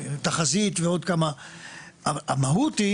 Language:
Hebrew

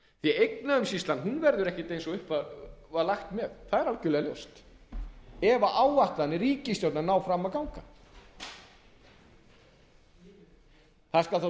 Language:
Icelandic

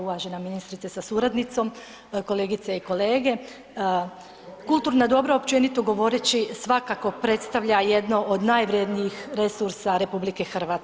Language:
Croatian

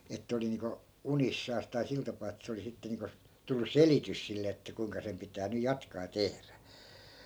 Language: Finnish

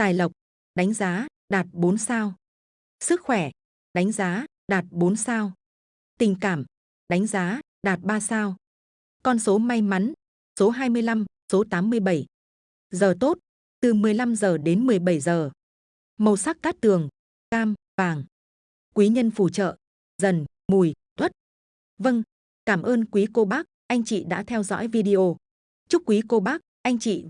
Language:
Vietnamese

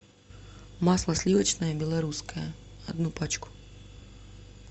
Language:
Russian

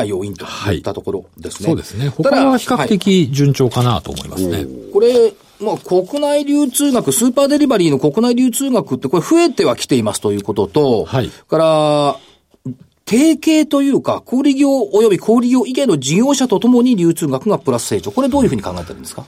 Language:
Japanese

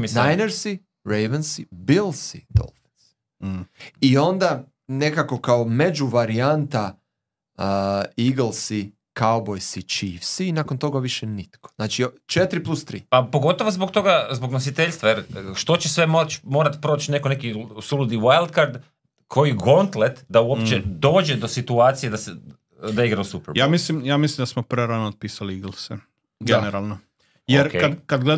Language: Croatian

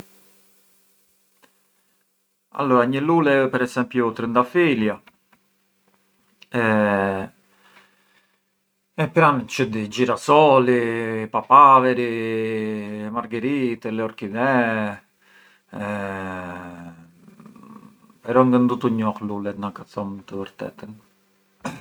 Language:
Arbëreshë Albanian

